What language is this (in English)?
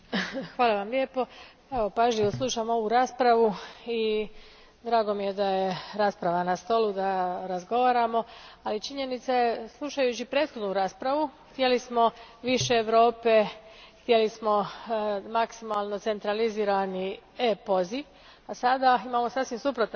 Croatian